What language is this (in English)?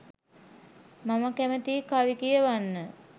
Sinhala